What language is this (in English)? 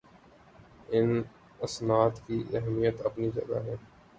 Urdu